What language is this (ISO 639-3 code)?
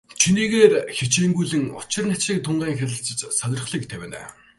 mon